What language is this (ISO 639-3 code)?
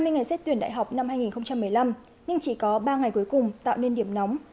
vie